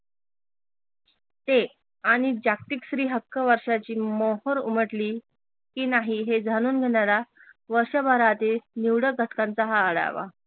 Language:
Marathi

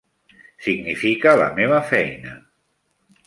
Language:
Catalan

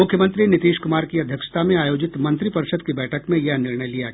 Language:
Hindi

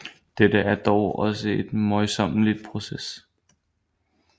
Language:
Danish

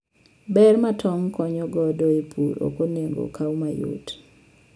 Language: Luo (Kenya and Tanzania)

